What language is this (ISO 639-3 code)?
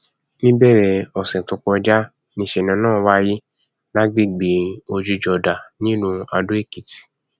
yor